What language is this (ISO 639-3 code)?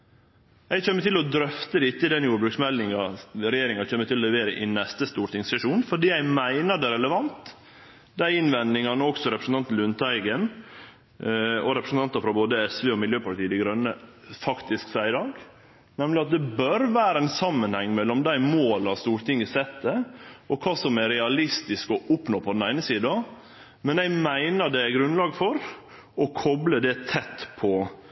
nno